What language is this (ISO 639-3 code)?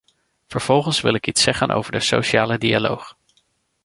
nld